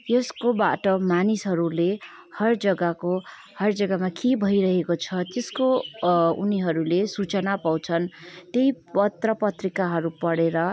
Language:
Nepali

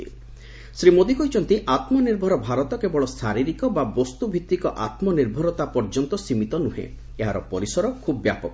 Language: Odia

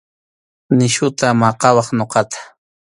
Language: Arequipa-La Unión Quechua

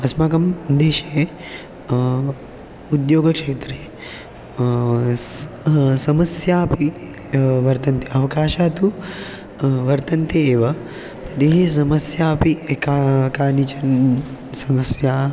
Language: Sanskrit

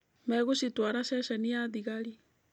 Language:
Kikuyu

